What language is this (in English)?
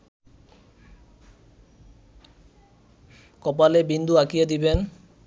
Bangla